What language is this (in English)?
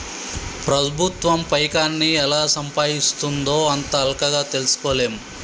Telugu